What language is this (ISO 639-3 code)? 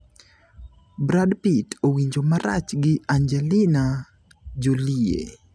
luo